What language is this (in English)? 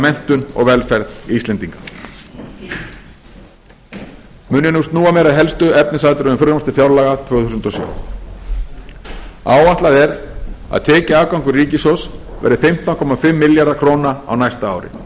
Icelandic